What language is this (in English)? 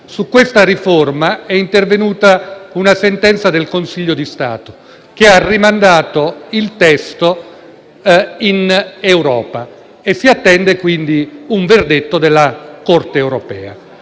Italian